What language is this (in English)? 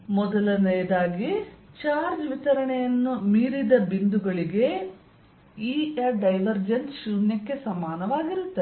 Kannada